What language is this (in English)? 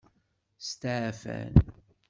Kabyle